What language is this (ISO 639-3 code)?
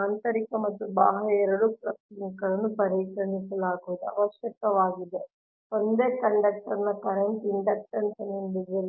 kan